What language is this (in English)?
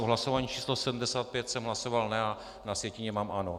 Czech